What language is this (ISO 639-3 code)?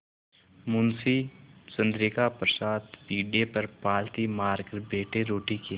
hin